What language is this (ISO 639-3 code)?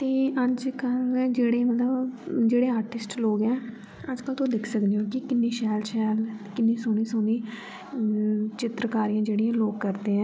doi